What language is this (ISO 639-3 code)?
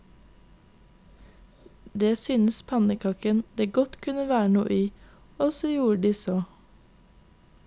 nor